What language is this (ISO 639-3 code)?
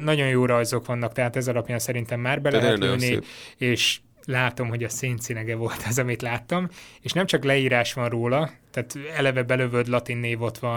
hun